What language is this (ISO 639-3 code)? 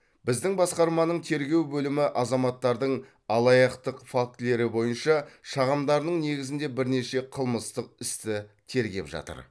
kaz